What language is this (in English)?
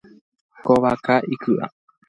Guarani